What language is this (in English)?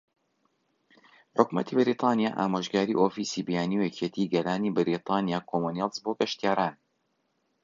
Central Kurdish